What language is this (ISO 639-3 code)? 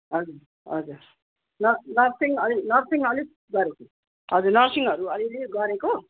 nep